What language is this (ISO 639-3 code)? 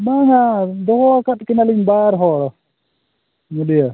sat